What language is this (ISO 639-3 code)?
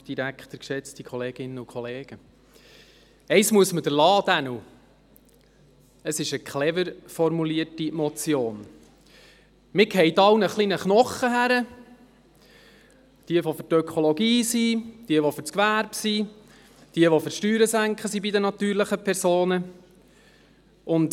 gsw